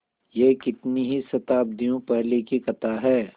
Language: Hindi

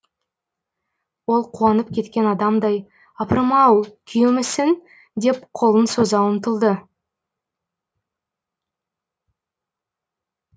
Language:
Kazakh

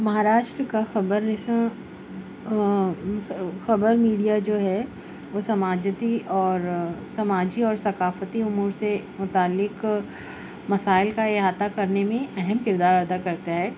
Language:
Urdu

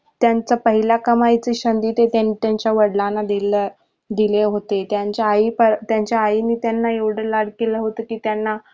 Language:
Marathi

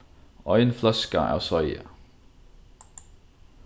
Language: Faroese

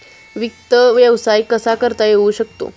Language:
Marathi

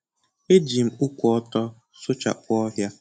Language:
Igbo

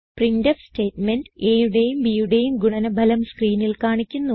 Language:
Malayalam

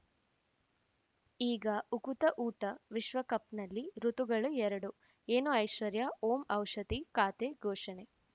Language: Kannada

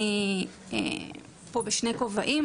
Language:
Hebrew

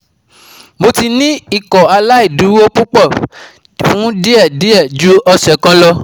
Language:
Yoruba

